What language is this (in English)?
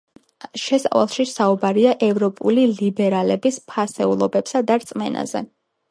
Georgian